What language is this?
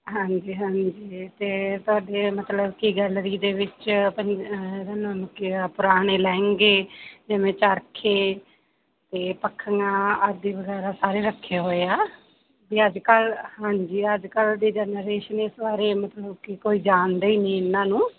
Punjabi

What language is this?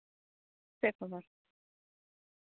Santali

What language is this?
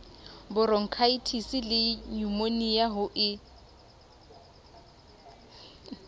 Southern Sotho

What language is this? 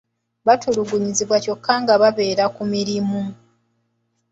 Ganda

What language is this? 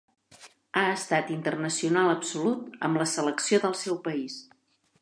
Catalan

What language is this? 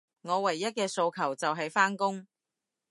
Cantonese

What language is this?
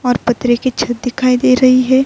Urdu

